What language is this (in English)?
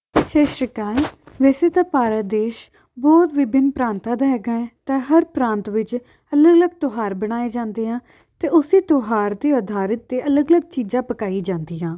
Punjabi